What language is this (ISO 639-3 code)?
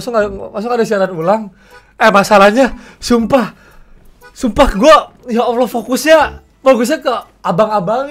ind